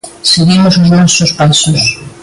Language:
Galician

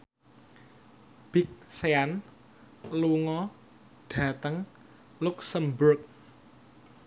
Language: Javanese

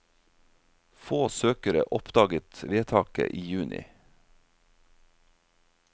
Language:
Norwegian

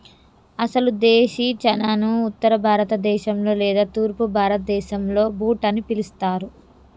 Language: Telugu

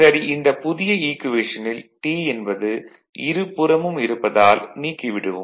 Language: Tamil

